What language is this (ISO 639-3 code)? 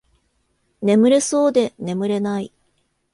jpn